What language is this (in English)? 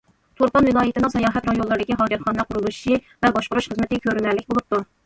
Uyghur